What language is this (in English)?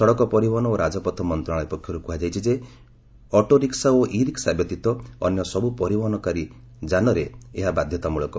Odia